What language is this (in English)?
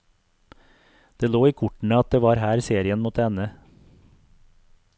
Norwegian